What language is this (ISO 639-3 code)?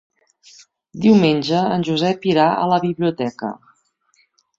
cat